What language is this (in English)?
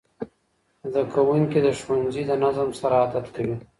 Pashto